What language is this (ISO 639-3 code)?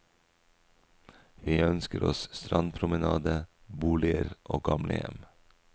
nor